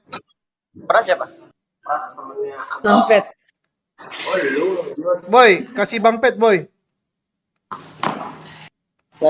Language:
Indonesian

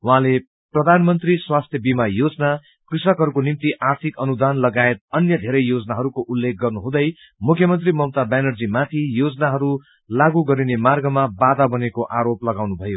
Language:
Nepali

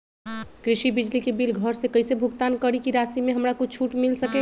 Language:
Magahi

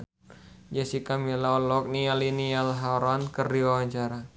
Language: Sundanese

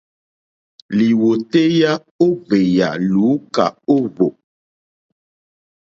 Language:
Mokpwe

